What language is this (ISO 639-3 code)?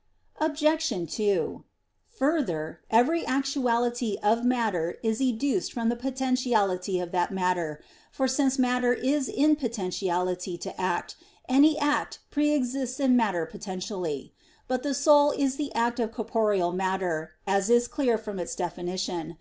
eng